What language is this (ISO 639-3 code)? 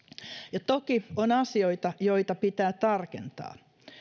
fin